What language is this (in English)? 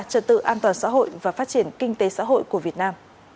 Vietnamese